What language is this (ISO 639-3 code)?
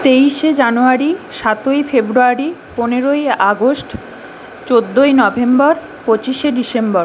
ben